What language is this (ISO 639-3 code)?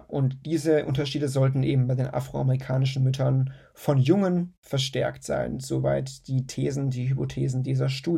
deu